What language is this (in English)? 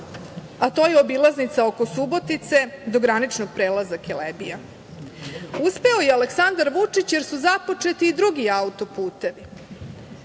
Serbian